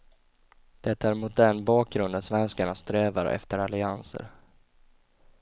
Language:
Swedish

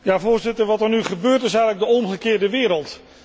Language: Dutch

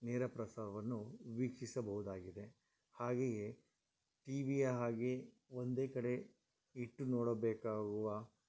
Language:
Kannada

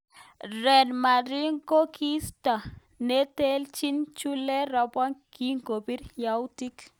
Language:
Kalenjin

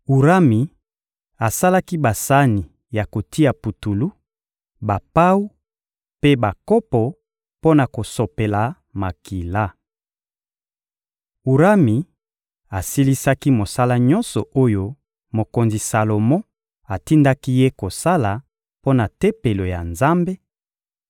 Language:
Lingala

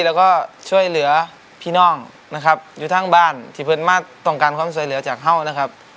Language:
Thai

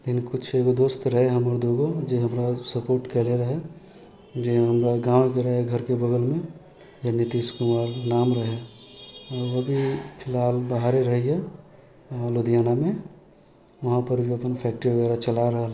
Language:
Maithili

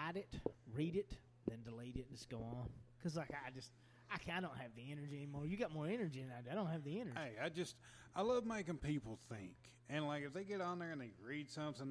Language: English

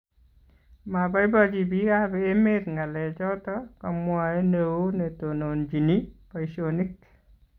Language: Kalenjin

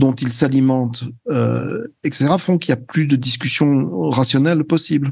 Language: French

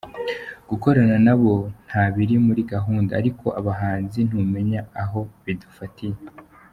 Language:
Kinyarwanda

